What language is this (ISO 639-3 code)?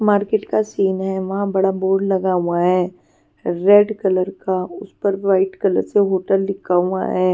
hin